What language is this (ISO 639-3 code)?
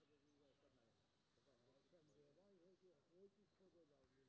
mai